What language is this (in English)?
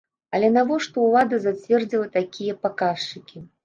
Belarusian